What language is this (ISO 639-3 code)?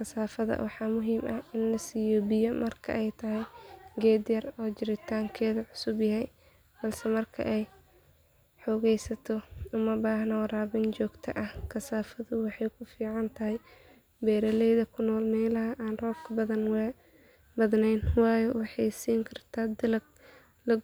som